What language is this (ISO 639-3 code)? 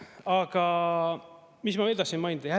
est